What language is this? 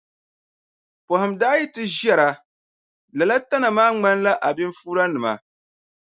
Dagbani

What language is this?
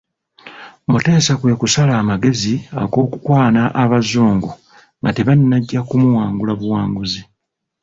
Ganda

